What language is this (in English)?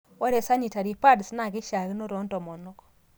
Masai